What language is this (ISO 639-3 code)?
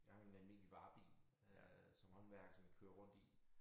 dan